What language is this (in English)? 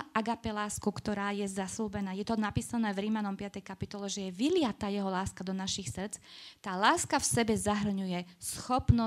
Slovak